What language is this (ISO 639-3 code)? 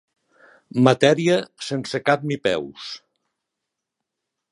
cat